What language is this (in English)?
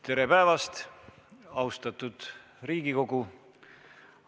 Estonian